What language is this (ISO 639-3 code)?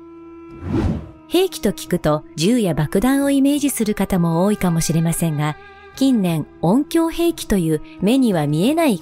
jpn